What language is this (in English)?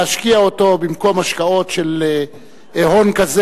Hebrew